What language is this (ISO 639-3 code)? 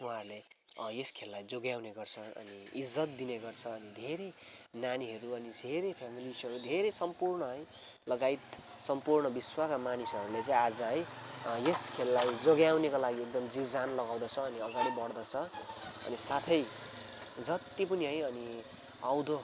nep